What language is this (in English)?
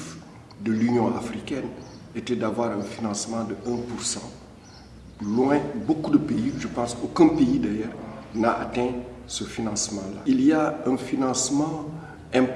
French